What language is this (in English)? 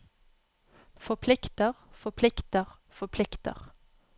Norwegian